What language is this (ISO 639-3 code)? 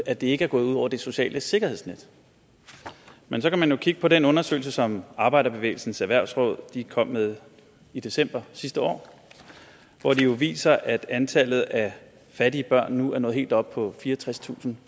dan